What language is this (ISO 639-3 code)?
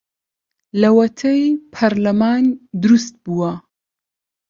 ckb